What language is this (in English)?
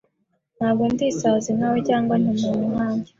Kinyarwanda